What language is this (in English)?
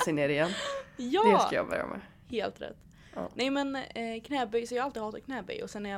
Swedish